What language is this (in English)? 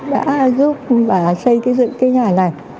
Vietnamese